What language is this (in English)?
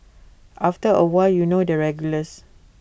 English